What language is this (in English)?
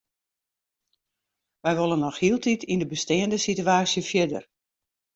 Western Frisian